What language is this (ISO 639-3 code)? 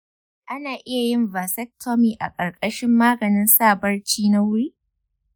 hau